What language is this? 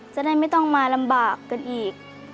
Thai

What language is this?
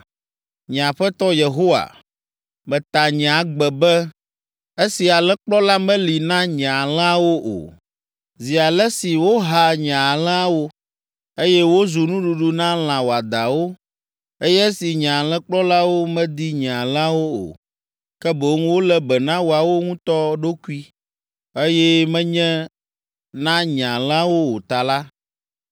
Ewe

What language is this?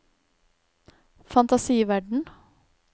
Norwegian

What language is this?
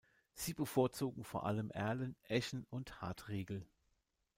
German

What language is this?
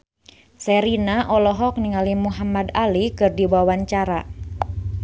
Sundanese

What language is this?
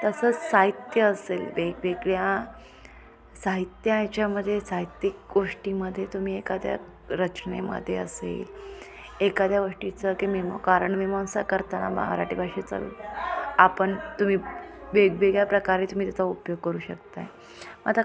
Marathi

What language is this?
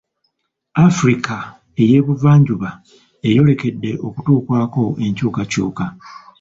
Ganda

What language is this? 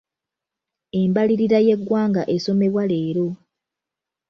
Ganda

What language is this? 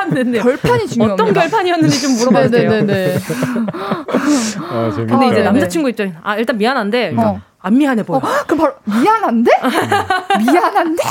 Korean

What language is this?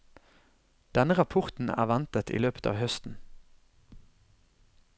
Norwegian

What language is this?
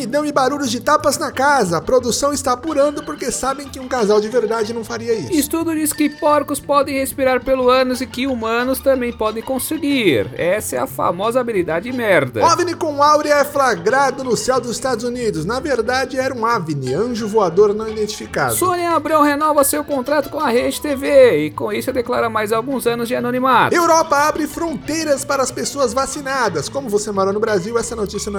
Portuguese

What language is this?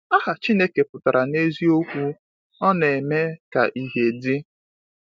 Igbo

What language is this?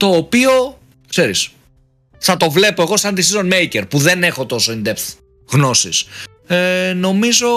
Greek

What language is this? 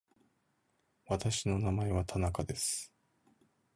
Japanese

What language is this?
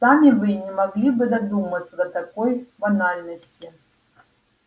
Russian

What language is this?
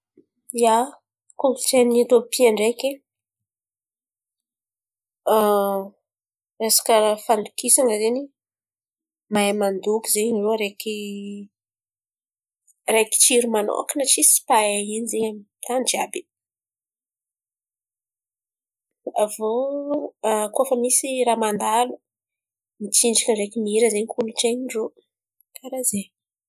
Antankarana Malagasy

